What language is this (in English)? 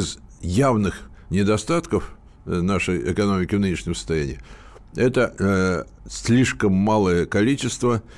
Russian